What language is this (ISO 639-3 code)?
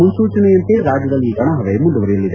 kan